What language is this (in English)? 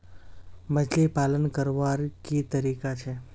Magahi